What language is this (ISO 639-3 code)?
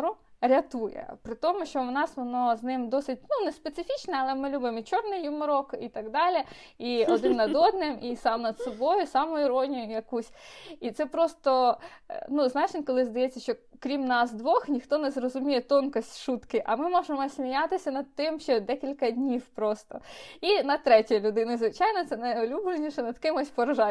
ukr